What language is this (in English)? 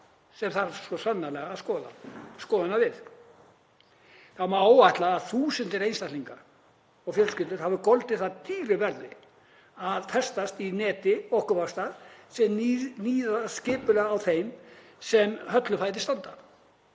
Icelandic